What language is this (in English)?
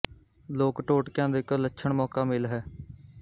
Punjabi